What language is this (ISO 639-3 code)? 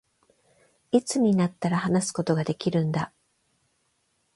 jpn